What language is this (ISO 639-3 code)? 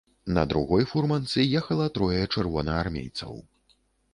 bel